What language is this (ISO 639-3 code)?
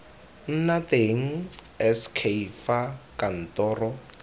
tsn